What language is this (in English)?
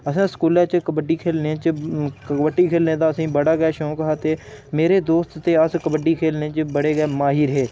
Dogri